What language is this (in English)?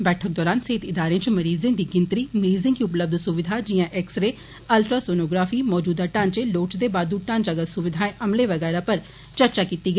Dogri